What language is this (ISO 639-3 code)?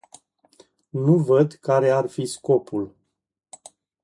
ron